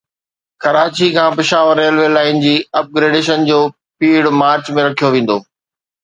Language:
Sindhi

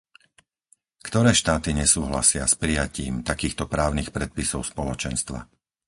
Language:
Slovak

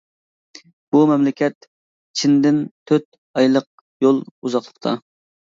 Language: Uyghur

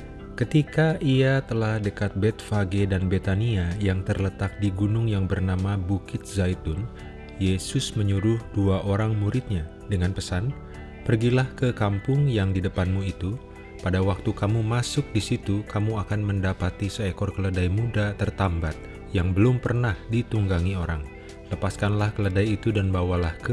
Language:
Indonesian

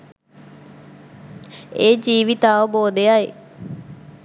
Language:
Sinhala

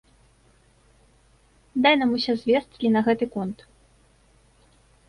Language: Belarusian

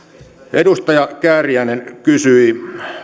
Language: Finnish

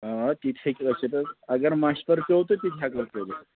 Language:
Kashmiri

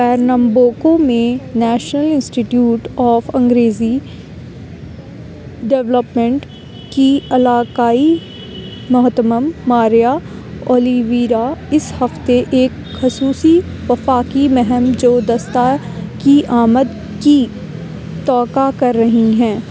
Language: Urdu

